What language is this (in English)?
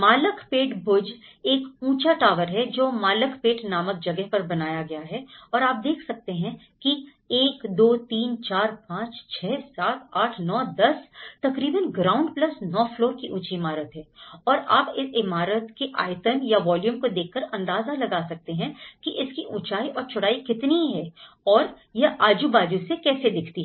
Hindi